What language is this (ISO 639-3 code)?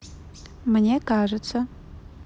rus